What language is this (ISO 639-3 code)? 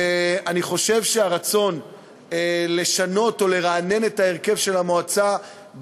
heb